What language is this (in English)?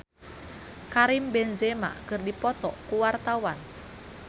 Sundanese